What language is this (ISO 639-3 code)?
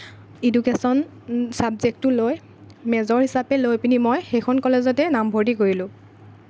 asm